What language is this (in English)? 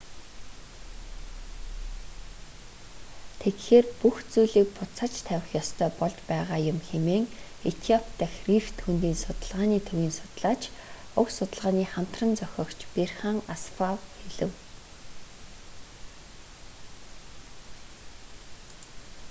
Mongolian